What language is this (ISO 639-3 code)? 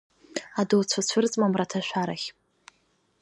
abk